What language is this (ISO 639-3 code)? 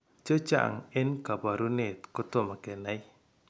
kln